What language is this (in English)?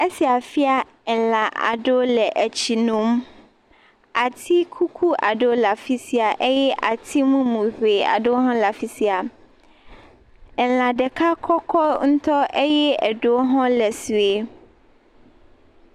Ewe